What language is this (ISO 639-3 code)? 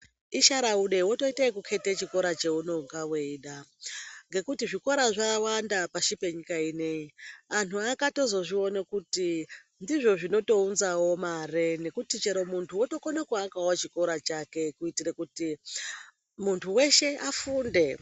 ndc